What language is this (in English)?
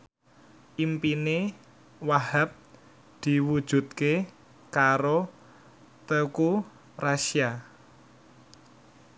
Javanese